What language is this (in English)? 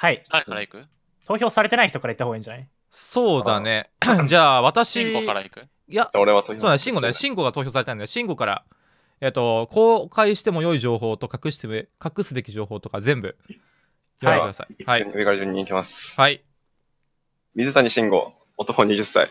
Japanese